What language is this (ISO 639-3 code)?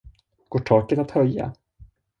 swe